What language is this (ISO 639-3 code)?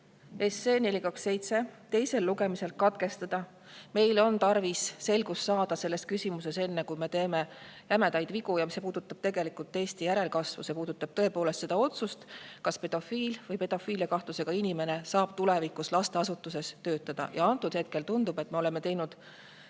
est